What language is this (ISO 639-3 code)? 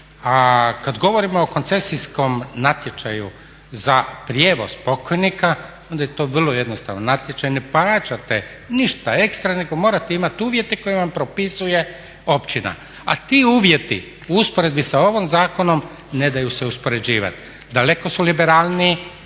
hrv